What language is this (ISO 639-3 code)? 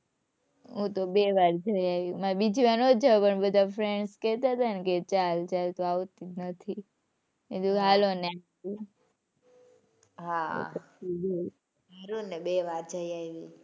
guj